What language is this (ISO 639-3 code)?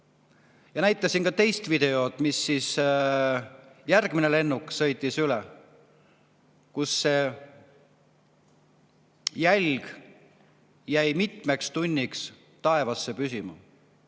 est